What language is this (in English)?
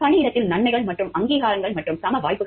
Tamil